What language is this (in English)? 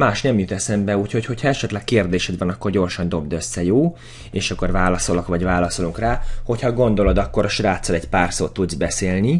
Hungarian